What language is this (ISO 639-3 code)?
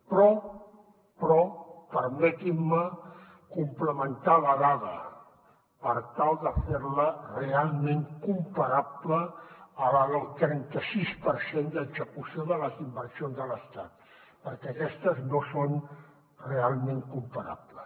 cat